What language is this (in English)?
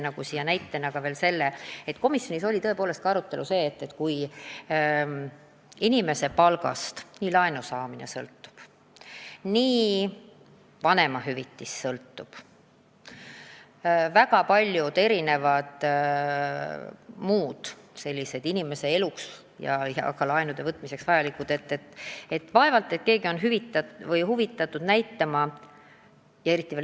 Estonian